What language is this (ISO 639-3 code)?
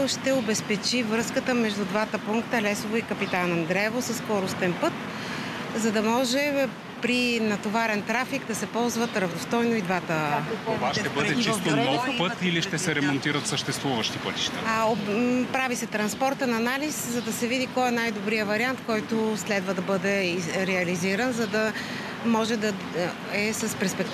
bul